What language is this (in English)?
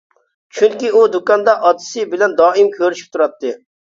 Uyghur